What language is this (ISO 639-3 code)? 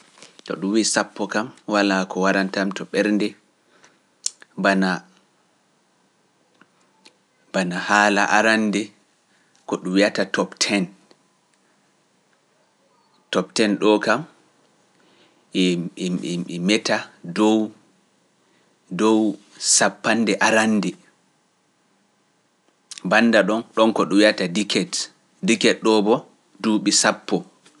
fuf